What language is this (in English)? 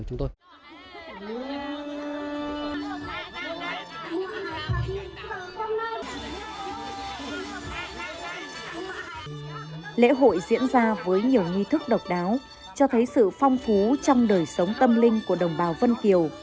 Vietnamese